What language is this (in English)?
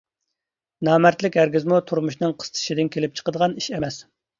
Uyghur